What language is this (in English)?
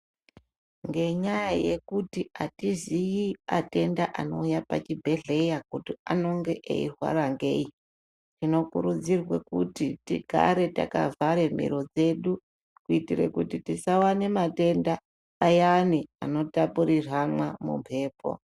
Ndau